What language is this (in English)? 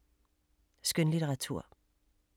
Danish